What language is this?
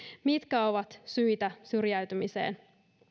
Finnish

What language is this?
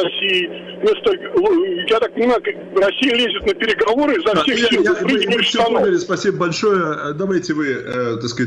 Russian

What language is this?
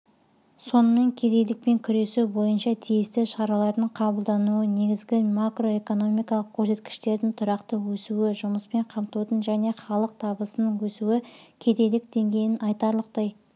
Kazakh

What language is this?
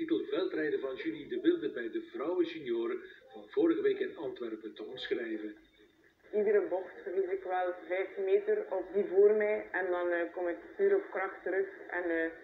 Dutch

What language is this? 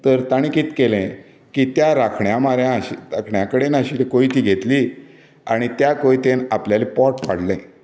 Konkani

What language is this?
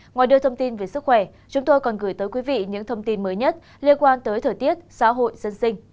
Vietnamese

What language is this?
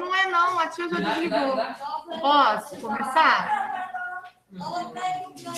Portuguese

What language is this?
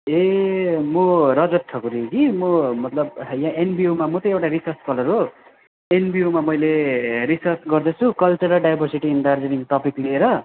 Nepali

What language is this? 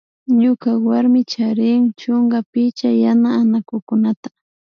Imbabura Highland Quichua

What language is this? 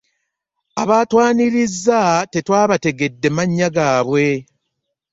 Ganda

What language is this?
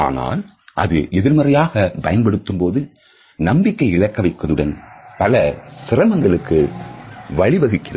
Tamil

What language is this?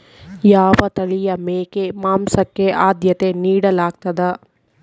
Kannada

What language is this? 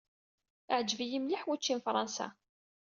Kabyle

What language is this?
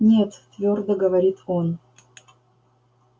Russian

